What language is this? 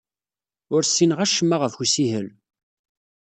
Kabyle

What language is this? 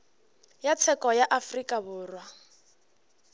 Northern Sotho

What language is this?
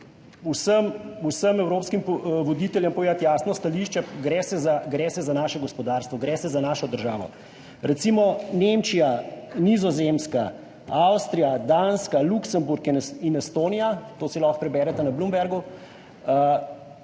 Slovenian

